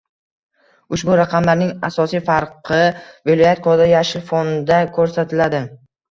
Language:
Uzbek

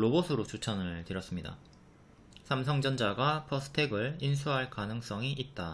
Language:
Korean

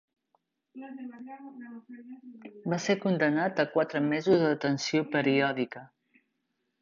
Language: Catalan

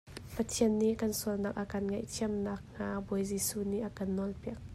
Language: Hakha Chin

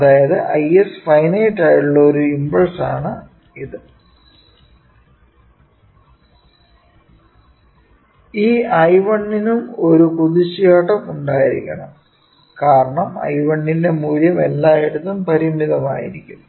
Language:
Malayalam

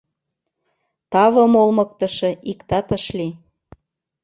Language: Mari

